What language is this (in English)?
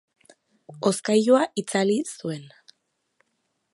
Basque